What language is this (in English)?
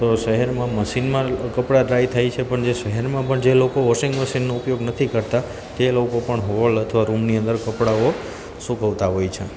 Gujarati